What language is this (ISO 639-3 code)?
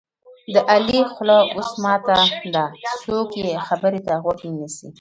pus